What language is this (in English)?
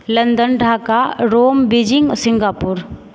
Maithili